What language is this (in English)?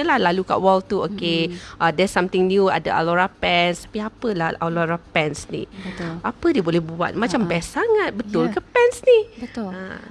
Malay